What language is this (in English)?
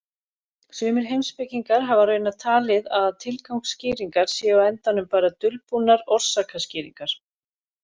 Icelandic